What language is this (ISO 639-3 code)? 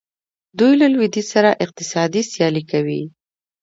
pus